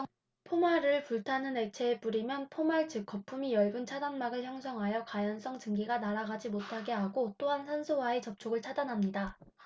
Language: Korean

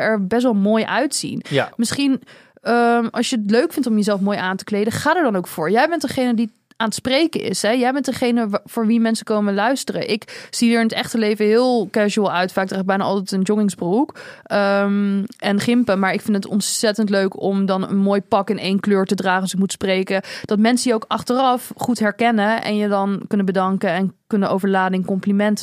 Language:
Dutch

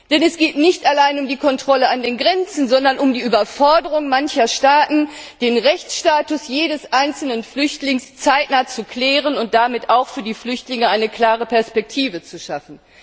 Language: German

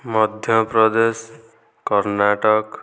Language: Odia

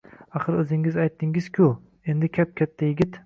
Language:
Uzbek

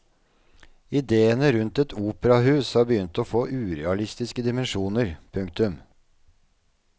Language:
Norwegian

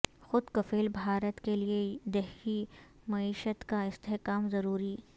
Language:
Urdu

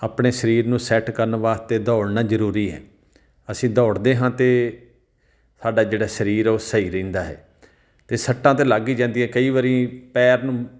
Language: Punjabi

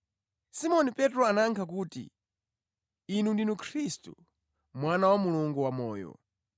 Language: Nyanja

